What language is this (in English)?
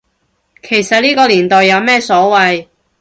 Cantonese